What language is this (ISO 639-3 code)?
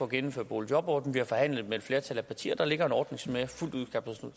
dan